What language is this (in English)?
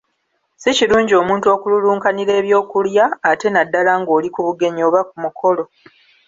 Ganda